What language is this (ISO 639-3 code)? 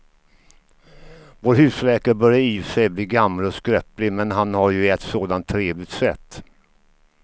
swe